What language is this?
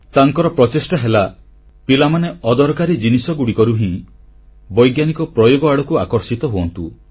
Odia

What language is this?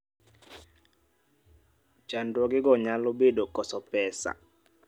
Luo (Kenya and Tanzania)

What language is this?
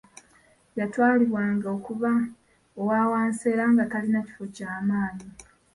Ganda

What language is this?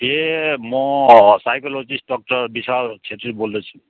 Nepali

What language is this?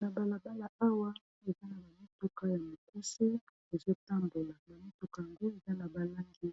Lingala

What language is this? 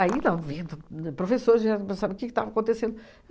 Portuguese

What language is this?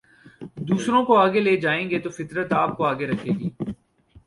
Urdu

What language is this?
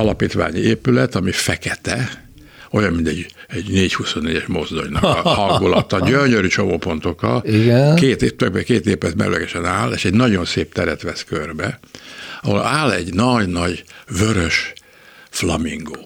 Hungarian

